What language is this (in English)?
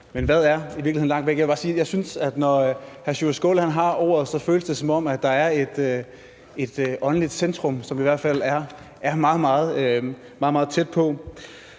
Danish